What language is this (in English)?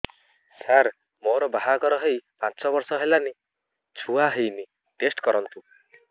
Odia